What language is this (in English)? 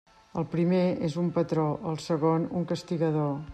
Catalan